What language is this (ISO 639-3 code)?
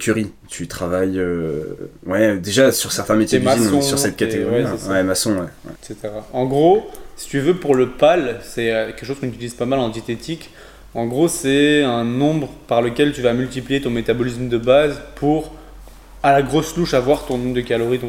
fra